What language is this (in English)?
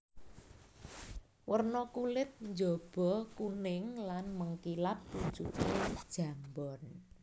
Javanese